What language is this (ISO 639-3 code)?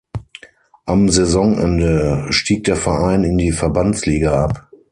deu